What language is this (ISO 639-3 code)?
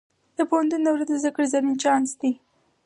pus